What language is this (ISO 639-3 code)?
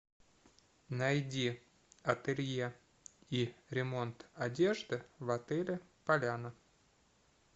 rus